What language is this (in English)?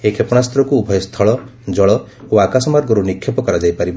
Odia